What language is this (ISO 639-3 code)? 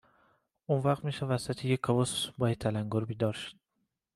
fas